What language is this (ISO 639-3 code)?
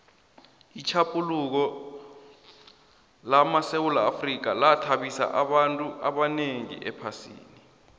nbl